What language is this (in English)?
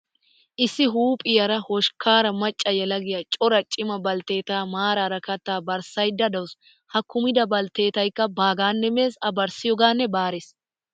Wolaytta